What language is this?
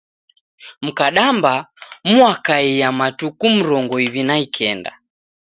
Taita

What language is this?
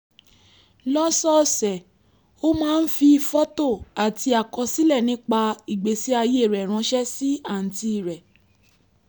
Yoruba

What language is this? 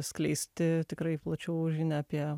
Lithuanian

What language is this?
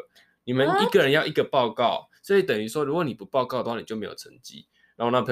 Chinese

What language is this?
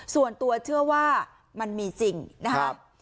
Thai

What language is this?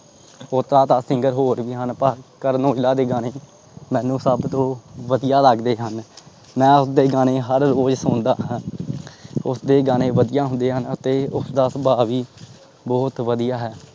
Punjabi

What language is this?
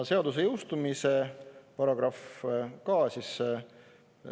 Estonian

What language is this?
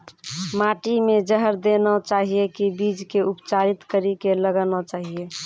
Maithili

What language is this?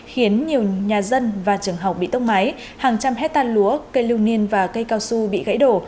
Vietnamese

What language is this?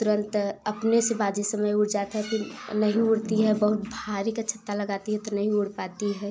Hindi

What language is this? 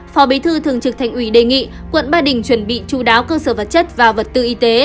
Vietnamese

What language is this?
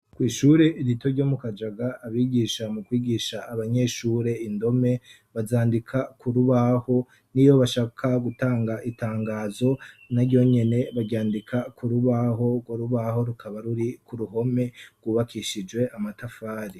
Rundi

